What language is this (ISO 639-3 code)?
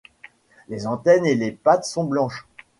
fra